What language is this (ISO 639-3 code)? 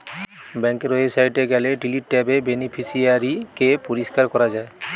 ben